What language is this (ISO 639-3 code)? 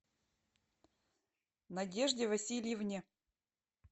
rus